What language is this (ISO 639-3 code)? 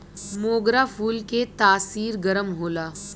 bho